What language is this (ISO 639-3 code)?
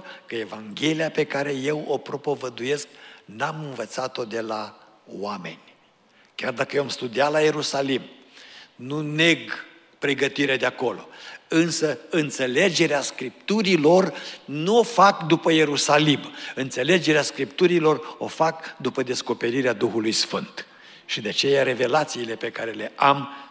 ron